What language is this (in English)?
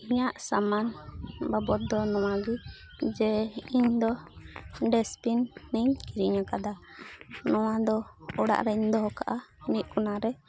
Santali